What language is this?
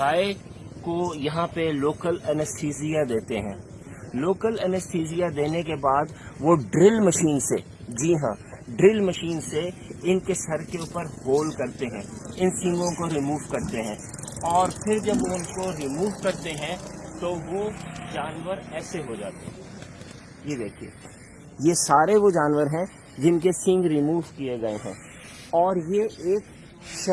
Urdu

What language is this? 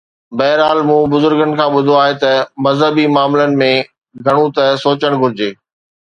Sindhi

